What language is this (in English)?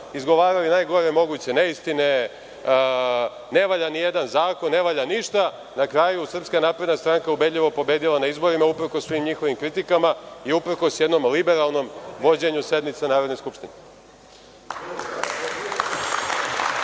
Serbian